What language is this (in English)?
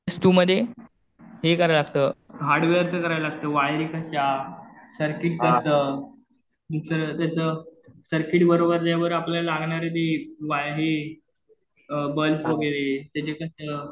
Marathi